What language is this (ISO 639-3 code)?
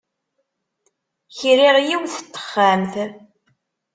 kab